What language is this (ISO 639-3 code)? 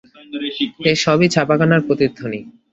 ben